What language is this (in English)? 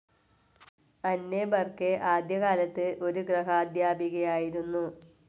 Malayalam